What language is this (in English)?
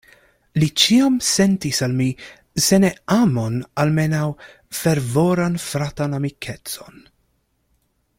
Esperanto